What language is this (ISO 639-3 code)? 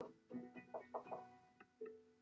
cym